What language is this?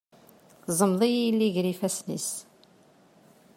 Kabyle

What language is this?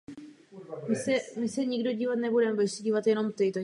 Czech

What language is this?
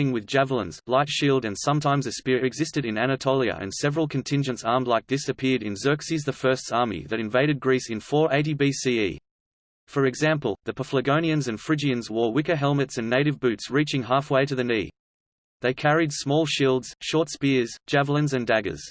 English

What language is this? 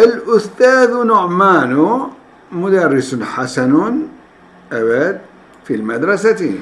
Turkish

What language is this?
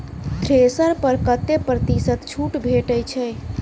Maithili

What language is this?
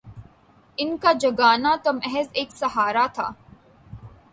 Urdu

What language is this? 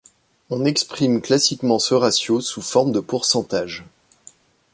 French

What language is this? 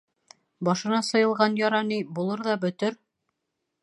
Bashkir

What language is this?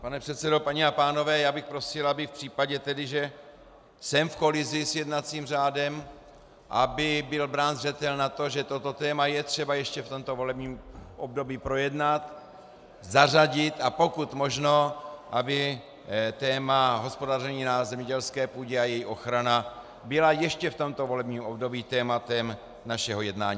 Czech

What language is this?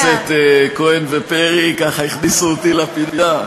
Hebrew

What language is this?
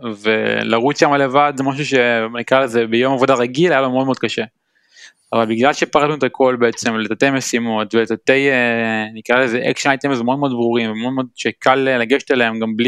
Hebrew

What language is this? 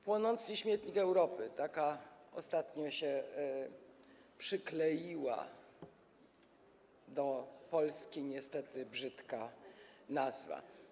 Polish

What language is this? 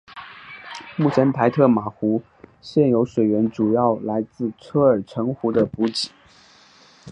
Chinese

